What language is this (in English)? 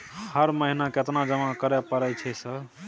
Maithili